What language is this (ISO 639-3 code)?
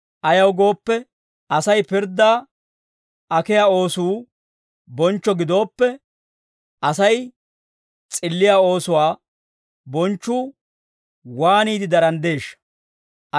dwr